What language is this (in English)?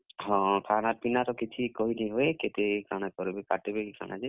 Odia